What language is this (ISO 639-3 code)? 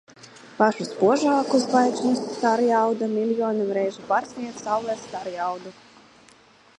lav